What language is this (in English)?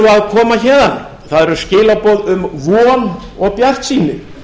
Icelandic